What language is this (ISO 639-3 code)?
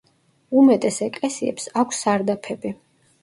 kat